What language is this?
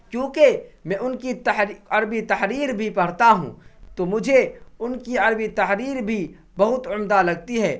Urdu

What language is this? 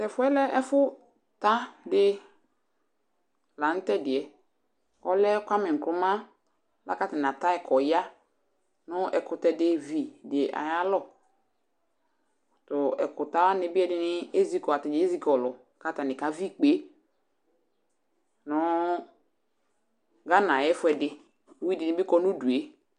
Ikposo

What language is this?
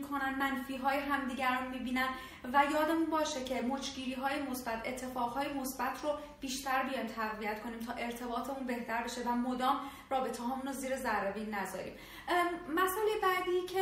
Persian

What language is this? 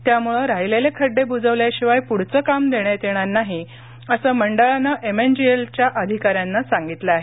Marathi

